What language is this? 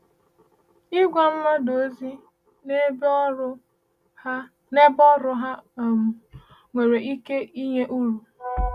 Igbo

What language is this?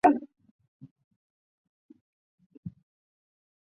Chinese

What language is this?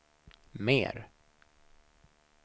Swedish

